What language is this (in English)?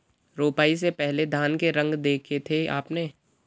Hindi